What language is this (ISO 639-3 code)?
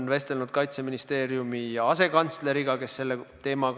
est